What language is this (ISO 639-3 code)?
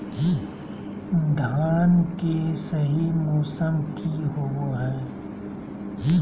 mag